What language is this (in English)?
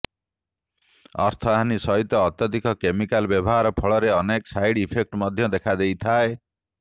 Odia